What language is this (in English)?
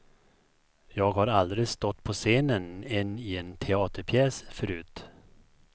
Swedish